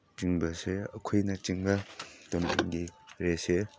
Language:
Manipuri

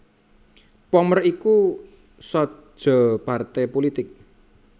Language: Javanese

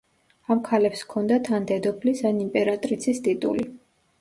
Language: Georgian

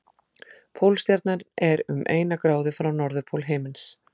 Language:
Icelandic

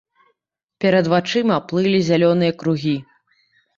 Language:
Belarusian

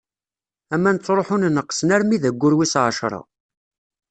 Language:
Kabyle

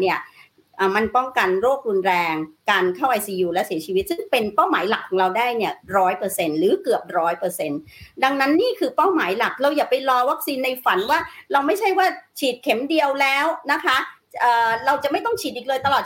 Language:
Thai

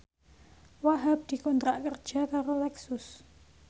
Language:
Javanese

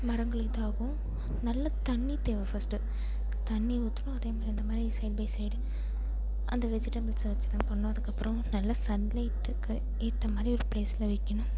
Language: Tamil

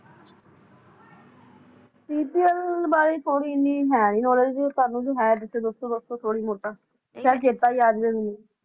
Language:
Punjabi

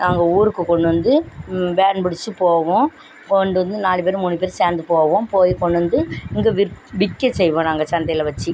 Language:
Tamil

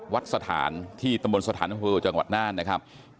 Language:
Thai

